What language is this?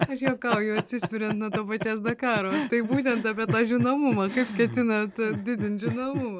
Lithuanian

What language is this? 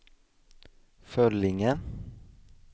Swedish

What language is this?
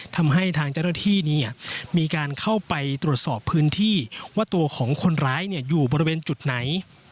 Thai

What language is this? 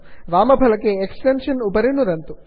Sanskrit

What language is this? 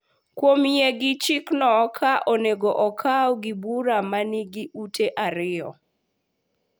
Luo (Kenya and Tanzania)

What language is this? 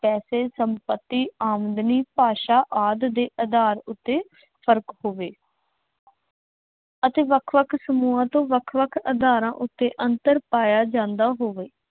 Punjabi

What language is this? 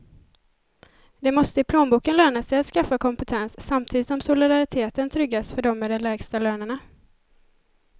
Swedish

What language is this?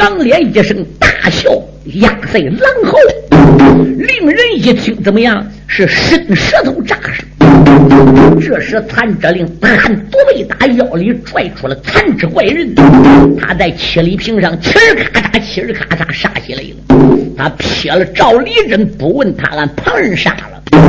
Chinese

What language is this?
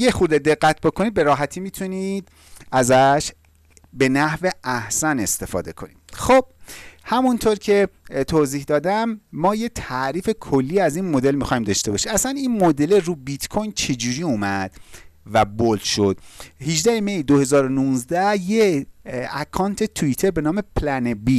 Persian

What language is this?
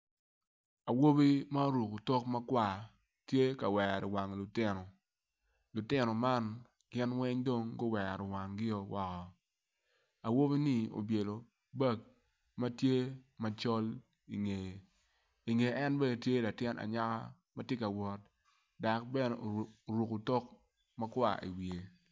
Acoli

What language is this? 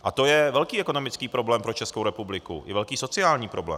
Czech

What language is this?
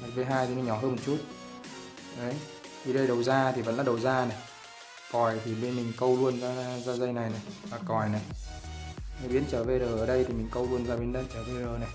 Vietnamese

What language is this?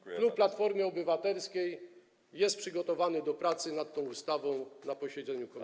Polish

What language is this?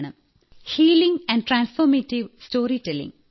Malayalam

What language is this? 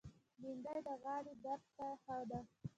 Pashto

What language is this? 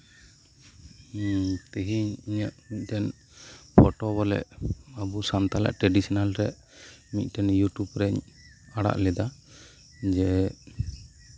Santali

